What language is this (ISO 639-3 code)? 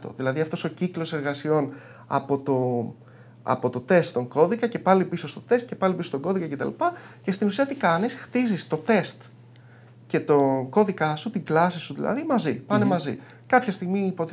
ell